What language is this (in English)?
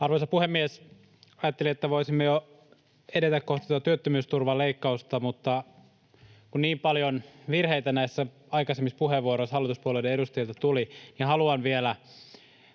Finnish